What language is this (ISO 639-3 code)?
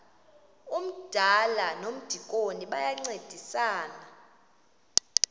xho